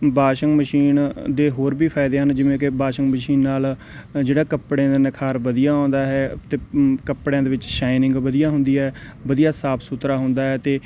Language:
Punjabi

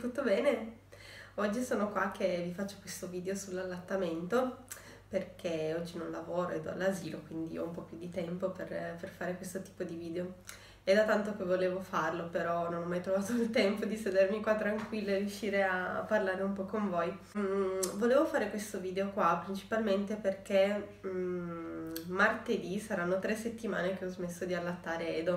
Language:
Italian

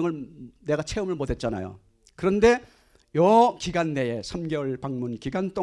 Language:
Korean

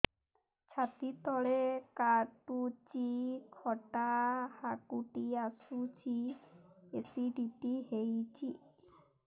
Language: Odia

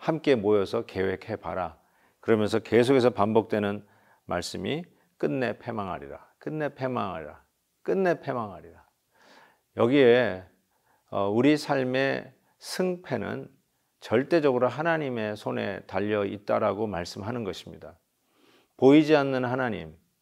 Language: Korean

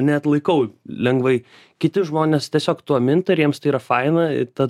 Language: Lithuanian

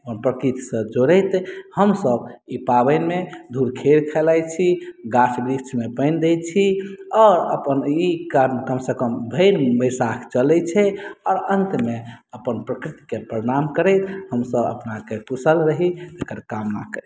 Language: Maithili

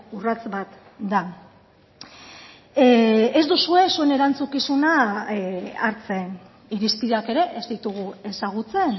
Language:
Basque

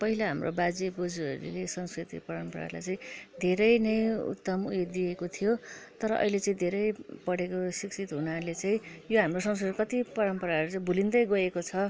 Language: Nepali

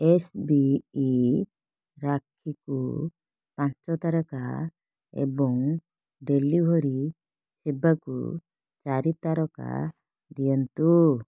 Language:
Odia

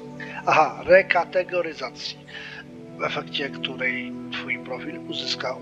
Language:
Polish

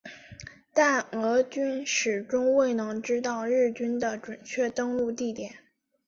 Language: Chinese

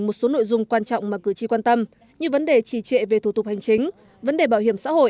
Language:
Vietnamese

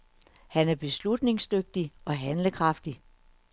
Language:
Danish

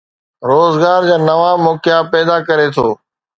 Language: Sindhi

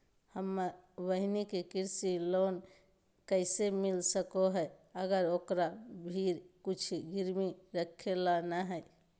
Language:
Magahi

